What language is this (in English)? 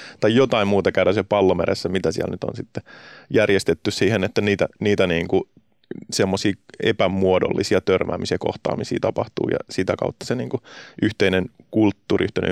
Finnish